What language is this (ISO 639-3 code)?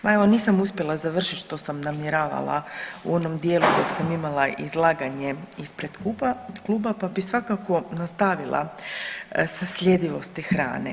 hrv